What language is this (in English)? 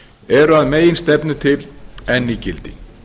Icelandic